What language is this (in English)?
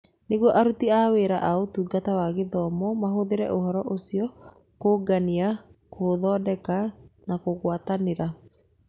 Kikuyu